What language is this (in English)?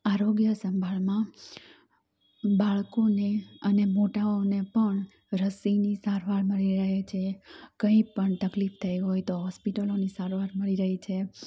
Gujarati